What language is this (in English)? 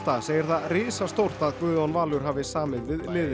Icelandic